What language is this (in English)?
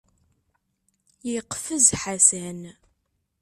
Kabyle